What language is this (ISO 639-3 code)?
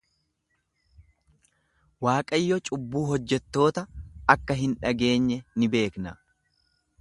orm